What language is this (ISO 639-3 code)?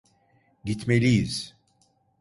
tur